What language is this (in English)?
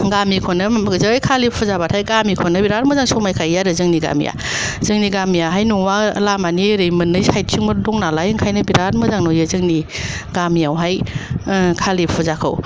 Bodo